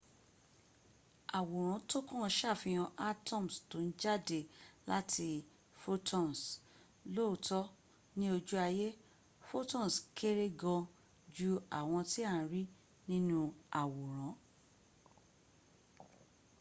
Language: Yoruba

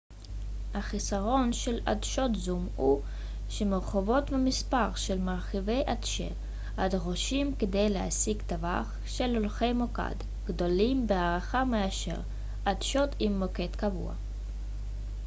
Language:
Hebrew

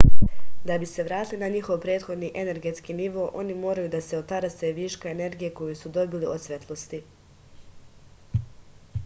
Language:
Serbian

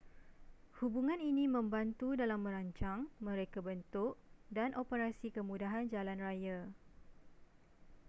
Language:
Malay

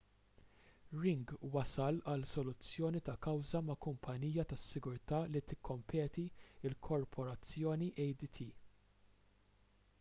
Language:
Maltese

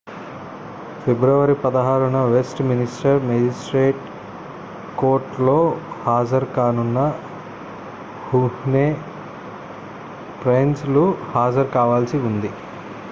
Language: Telugu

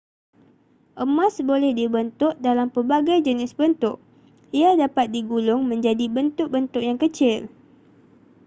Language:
Malay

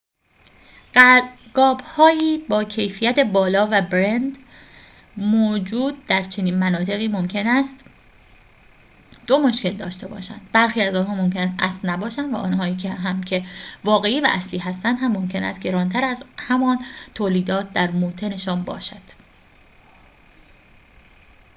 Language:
Persian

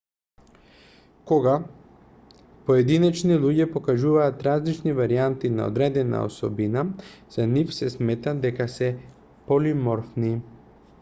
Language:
Macedonian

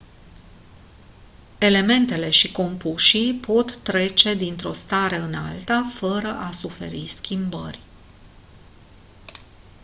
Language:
Romanian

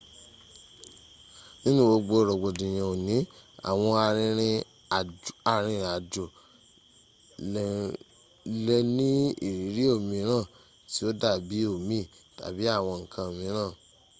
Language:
Yoruba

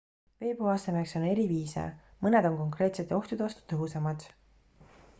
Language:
Estonian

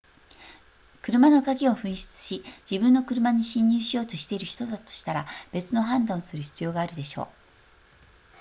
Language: Japanese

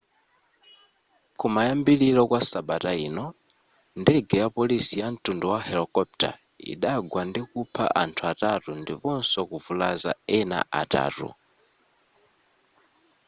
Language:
Nyanja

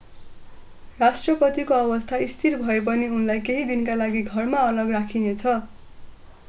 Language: Nepali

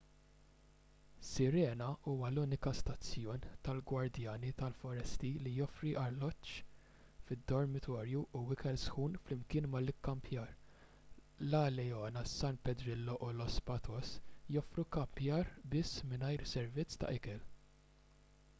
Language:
Maltese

